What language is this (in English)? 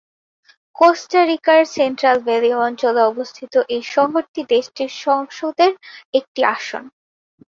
Bangla